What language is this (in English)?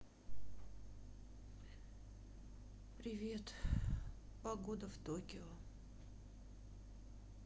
Russian